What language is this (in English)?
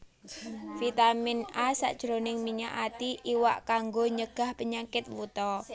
Javanese